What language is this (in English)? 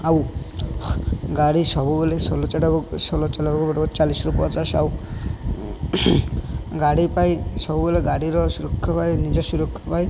Odia